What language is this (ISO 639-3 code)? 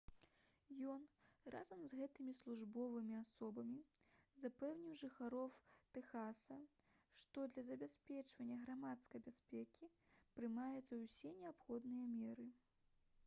bel